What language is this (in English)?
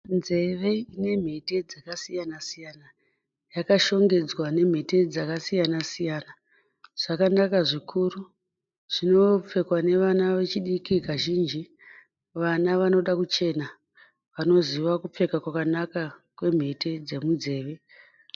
Shona